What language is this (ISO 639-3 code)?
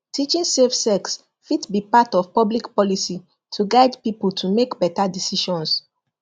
pcm